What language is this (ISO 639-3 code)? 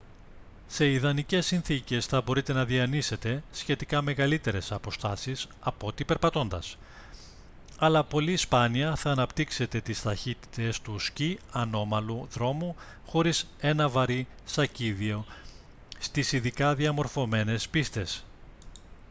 ell